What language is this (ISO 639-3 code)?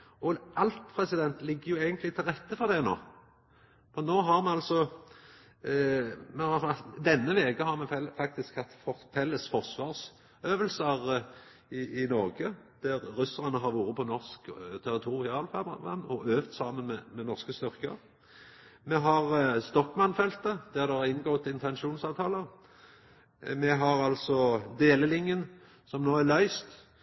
nno